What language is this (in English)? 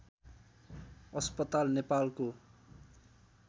Nepali